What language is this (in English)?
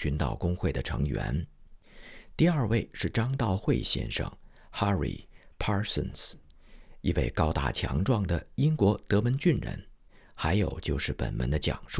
Chinese